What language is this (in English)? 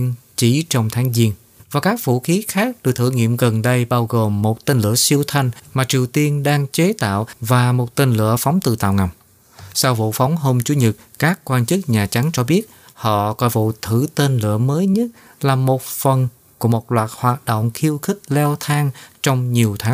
Vietnamese